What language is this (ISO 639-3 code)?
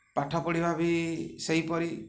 ori